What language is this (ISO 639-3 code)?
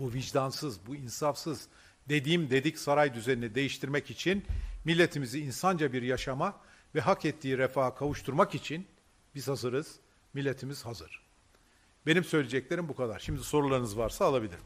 tur